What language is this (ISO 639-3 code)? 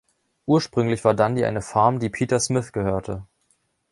deu